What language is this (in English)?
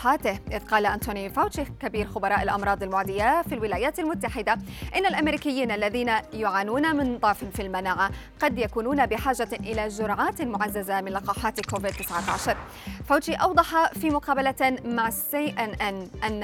Arabic